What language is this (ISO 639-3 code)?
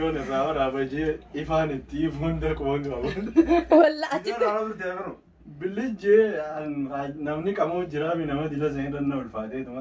ara